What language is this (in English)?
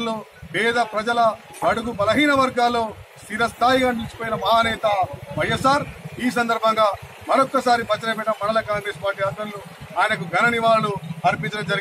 Hindi